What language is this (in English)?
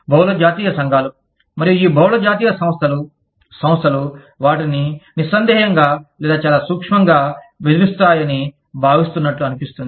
Telugu